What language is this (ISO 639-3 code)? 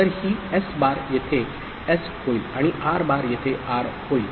mar